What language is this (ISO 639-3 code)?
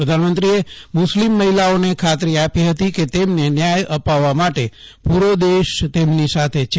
guj